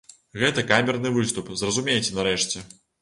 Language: Belarusian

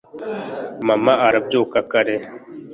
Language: Kinyarwanda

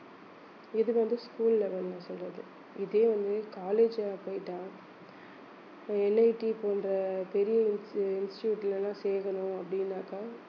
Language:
Tamil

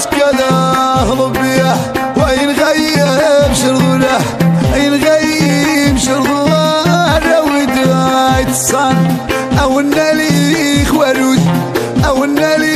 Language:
Arabic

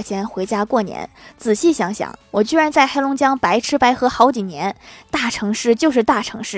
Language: Chinese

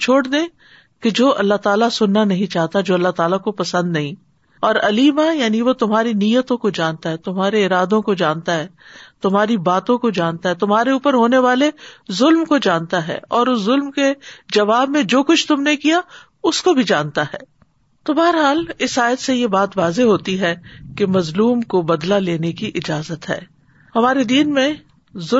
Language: Urdu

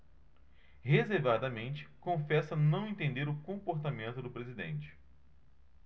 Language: Portuguese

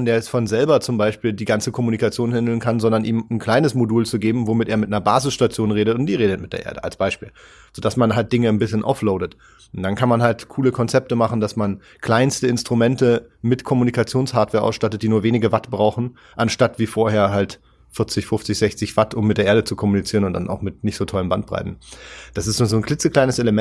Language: German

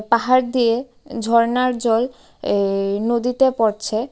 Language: Bangla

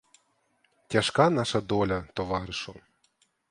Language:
Ukrainian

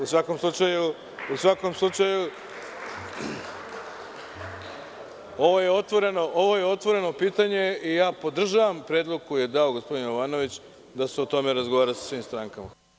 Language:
Serbian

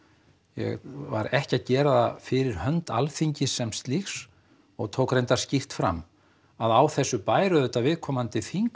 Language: Icelandic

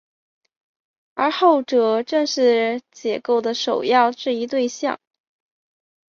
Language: Chinese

